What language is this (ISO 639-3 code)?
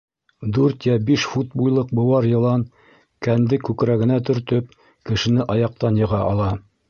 bak